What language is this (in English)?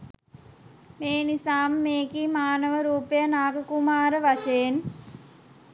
Sinhala